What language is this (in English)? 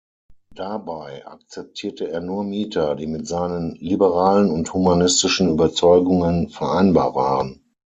German